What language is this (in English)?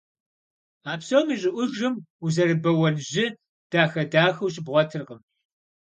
Kabardian